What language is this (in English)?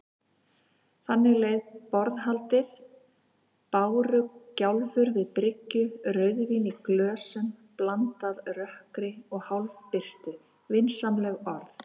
Icelandic